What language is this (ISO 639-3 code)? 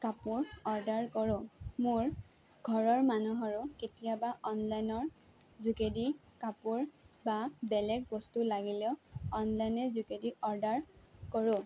asm